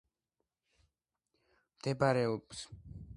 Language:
Georgian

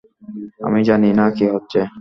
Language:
Bangla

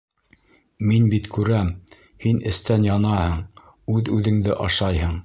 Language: Bashkir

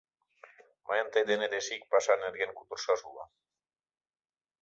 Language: Mari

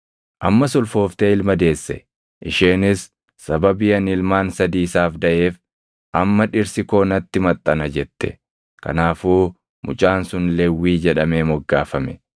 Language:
Oromo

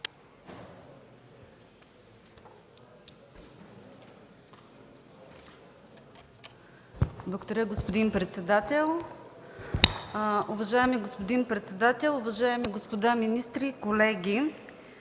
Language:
Bulgarian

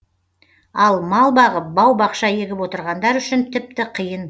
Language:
Kazakh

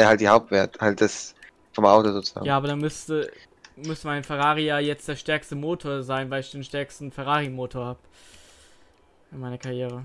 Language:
German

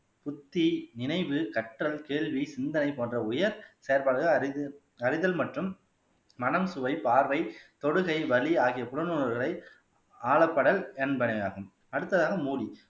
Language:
Tamil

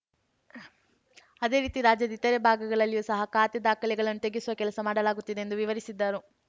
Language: Kannada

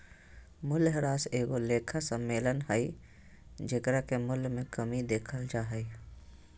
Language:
Magahi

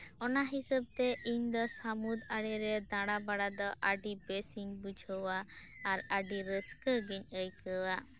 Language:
Santali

